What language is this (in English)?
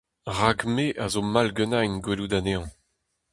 Breton